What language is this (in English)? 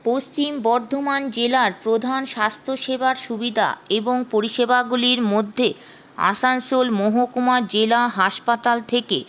Bangla